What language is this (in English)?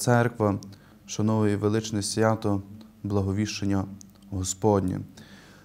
Ukrainian